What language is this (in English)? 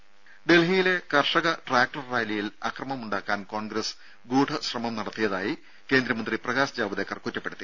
Malayalam